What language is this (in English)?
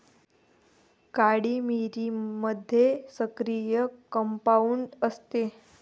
Marathi